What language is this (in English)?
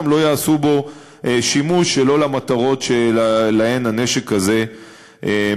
Hebrew